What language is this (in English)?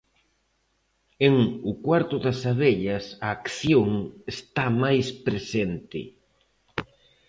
Galician